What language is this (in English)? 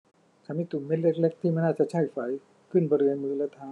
Thai